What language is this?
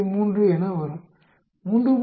Tamil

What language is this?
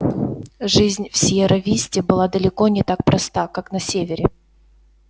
Russian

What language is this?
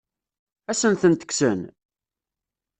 Kabyle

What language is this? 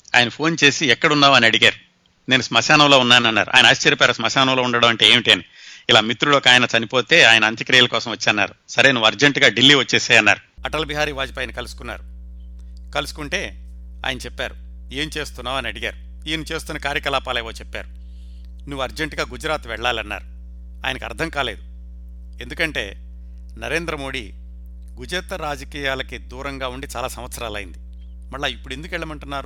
Telugu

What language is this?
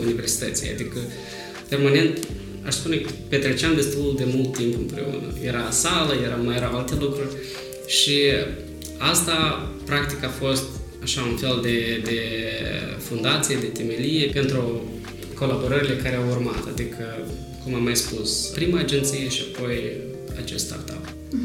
Romanian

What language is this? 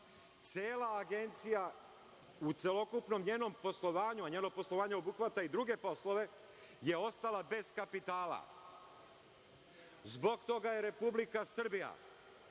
Serbian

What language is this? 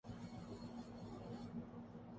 Urdu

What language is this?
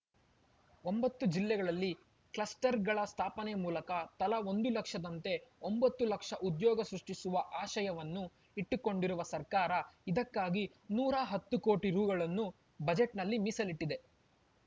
Kannada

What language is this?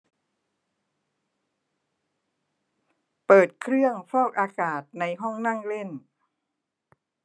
Thai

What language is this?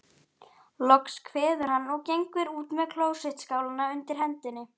Icelandic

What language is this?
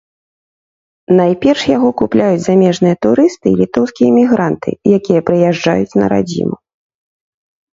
Belarusian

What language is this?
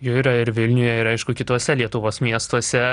Lithuanian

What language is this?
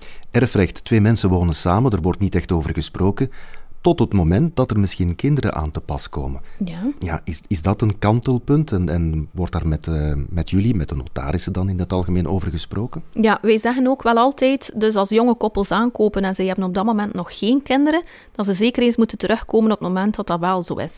Dutch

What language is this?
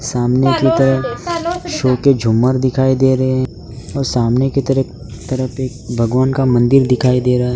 Hindi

